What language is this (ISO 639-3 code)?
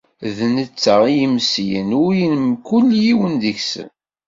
kab